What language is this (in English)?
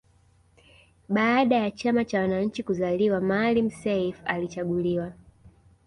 Swahili